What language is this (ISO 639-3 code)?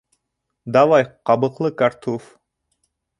bak